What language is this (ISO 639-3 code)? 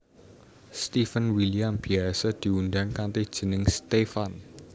jav